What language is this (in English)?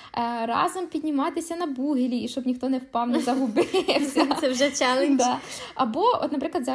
Ukrainian